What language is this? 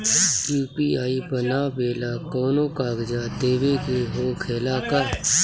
Bhojpuri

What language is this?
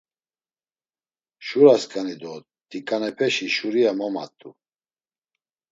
Laz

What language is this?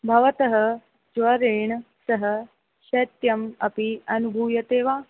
Sanskrit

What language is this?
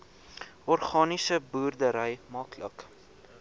Afrikaans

